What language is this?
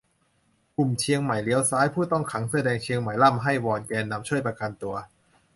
Thai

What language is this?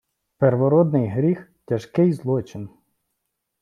Ukrainian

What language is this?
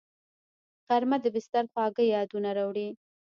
Pashto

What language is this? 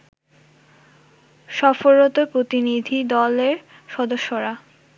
Bangla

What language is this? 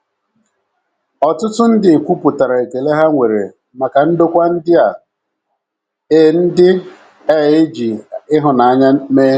Igbo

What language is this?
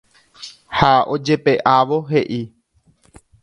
Guarani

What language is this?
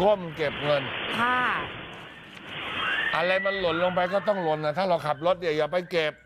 Thai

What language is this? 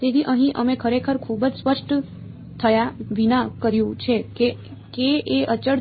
Gujarati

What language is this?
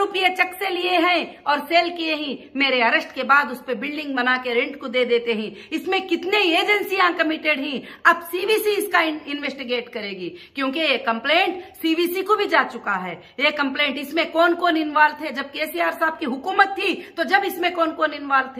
Hindi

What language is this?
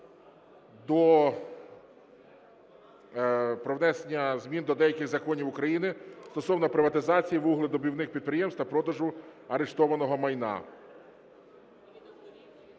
Ukrainian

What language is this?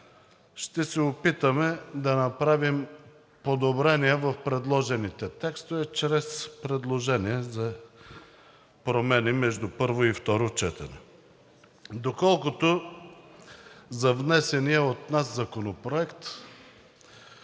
Bulgarian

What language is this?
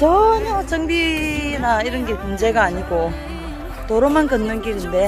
Korean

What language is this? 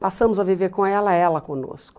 Portuguese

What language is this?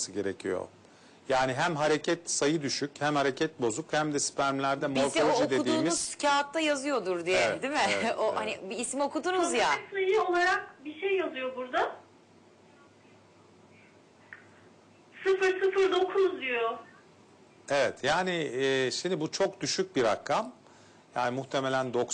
Turkish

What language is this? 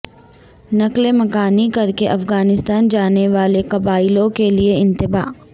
Urdu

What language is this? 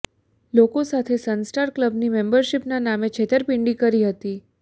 Gujarati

